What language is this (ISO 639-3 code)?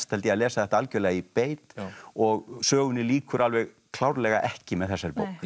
isl